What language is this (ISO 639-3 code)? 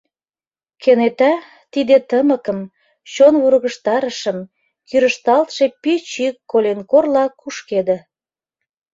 chm